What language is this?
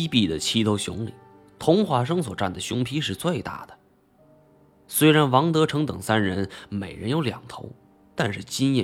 Chinese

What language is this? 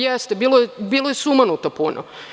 Serbian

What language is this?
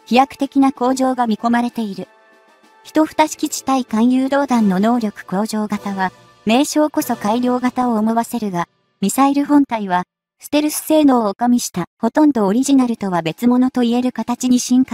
Japanese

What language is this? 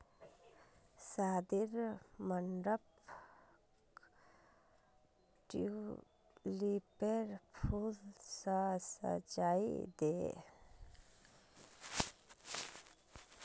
Magahi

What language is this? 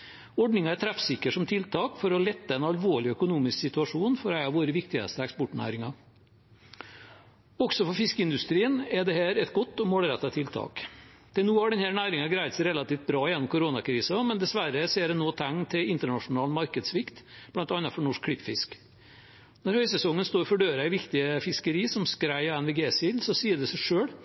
Norwegian Bokmål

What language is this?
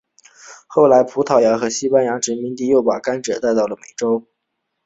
Chinese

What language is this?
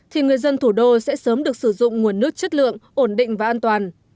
Vietnamese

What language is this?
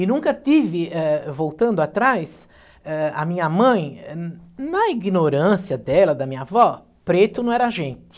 Portuguese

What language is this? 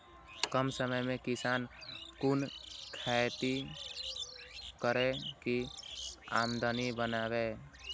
Maithili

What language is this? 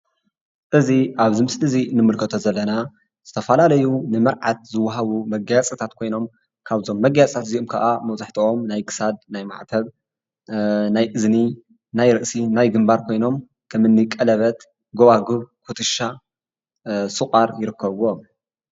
Tigrinya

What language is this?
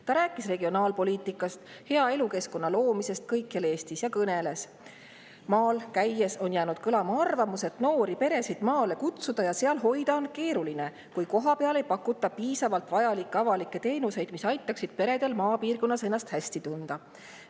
Estonian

